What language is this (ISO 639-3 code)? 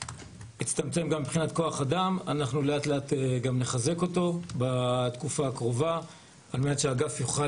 heb